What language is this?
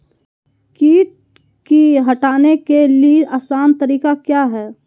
Magahi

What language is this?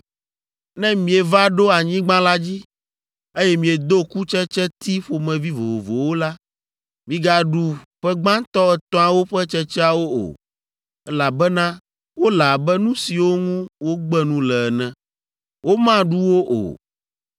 Ewe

